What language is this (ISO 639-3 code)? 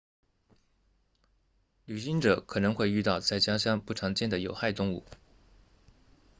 zho